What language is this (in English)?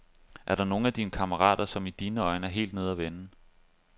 Danish